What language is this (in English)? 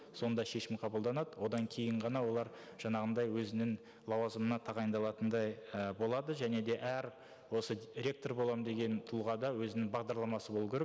Kazakh